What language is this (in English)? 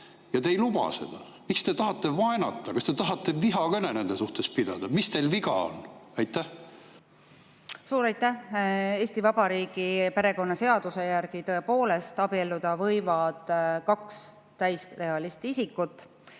Estonian